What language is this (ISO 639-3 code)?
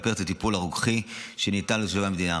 heb